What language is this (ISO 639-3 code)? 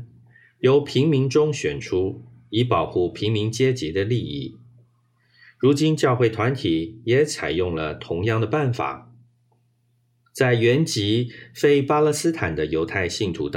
zho